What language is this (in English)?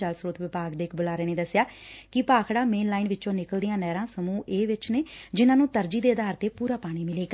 Punjabi